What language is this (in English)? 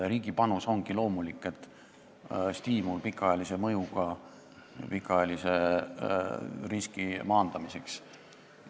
Estonian